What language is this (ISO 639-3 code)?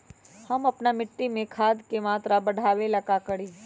mag